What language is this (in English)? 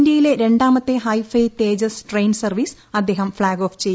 Malayalam